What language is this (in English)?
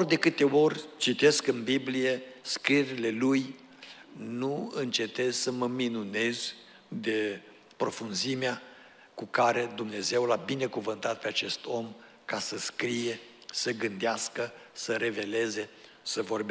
Romanian